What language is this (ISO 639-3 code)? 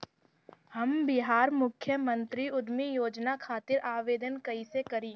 bho